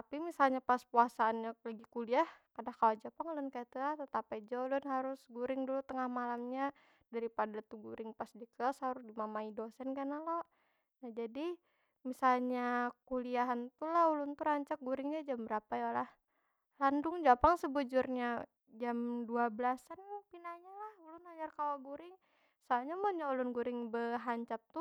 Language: Banjar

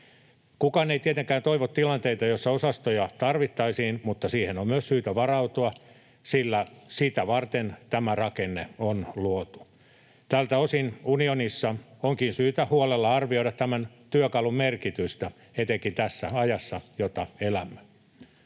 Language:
Finnish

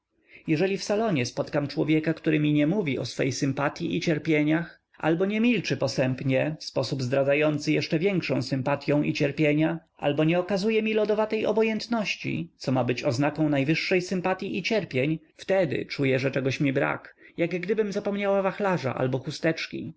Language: Polish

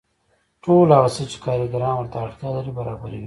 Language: Pashto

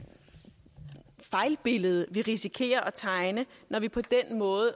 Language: Danish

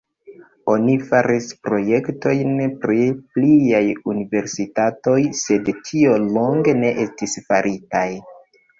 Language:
Esperanto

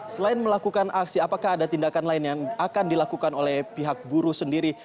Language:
Indonesian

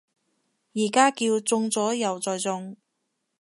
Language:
Cantonese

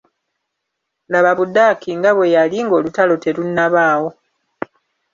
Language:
Ganda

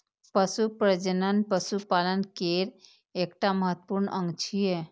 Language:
Maithili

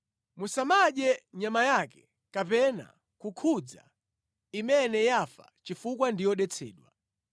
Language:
Nyanja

